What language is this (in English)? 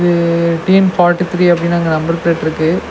Tamil